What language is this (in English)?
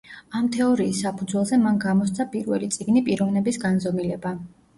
Georgian